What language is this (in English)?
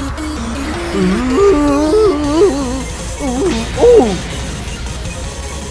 Korean